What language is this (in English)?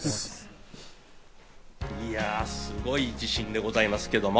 Japanese